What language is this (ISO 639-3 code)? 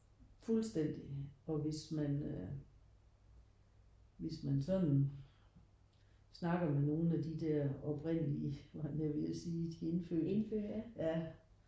dan